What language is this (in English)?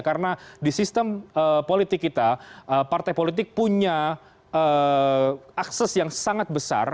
Indonesian